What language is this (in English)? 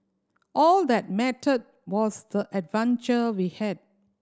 English